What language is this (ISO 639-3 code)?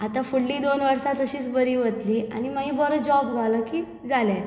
kok